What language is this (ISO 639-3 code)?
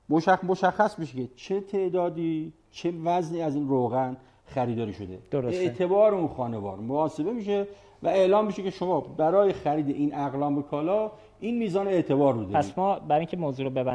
fas